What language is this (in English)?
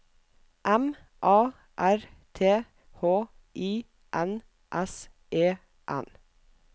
Norwegian